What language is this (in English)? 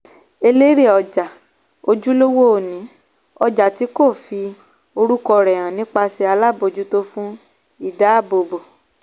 Yoruba